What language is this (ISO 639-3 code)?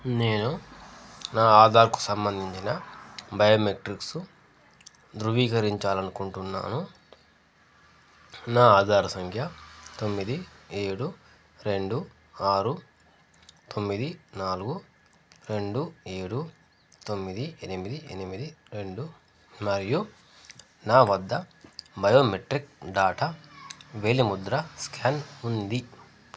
tel